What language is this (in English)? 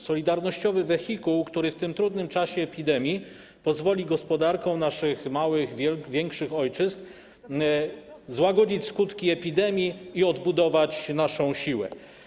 Polish